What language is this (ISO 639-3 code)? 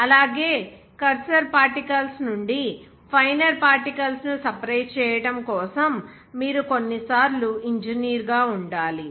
tel